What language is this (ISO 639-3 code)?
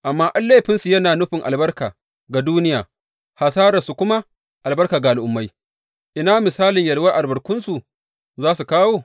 hau